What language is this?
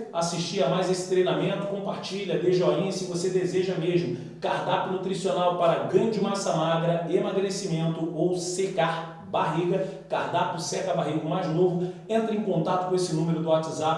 Portuguese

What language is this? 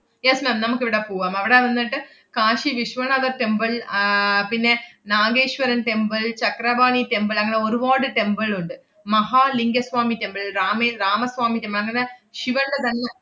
Malayalam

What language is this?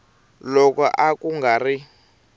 Tsonga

